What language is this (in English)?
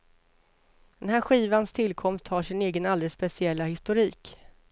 Swedish